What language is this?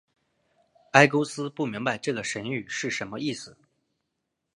Chinese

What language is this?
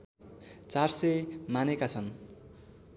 Nepali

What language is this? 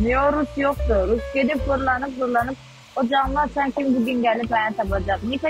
Turkish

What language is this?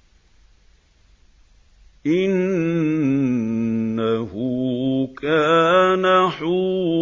Arabic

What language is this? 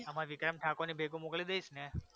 Gujarati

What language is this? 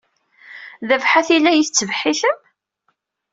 Kabyle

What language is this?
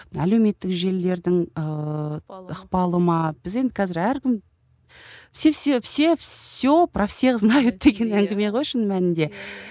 Kazakh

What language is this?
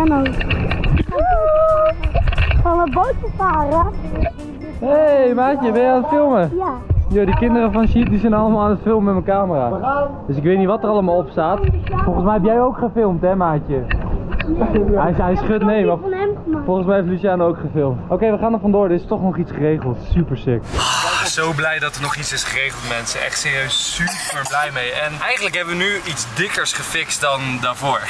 Dutch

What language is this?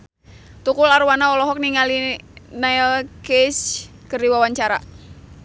Sundanese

